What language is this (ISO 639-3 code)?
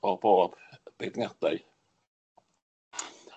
cym